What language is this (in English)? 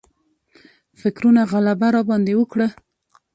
Pashto